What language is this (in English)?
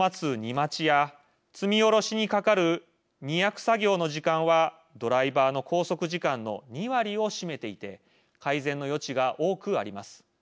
Japanese